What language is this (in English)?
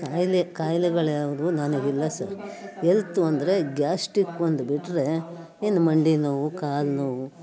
Kannada